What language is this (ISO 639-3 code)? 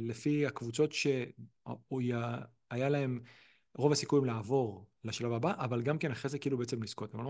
heb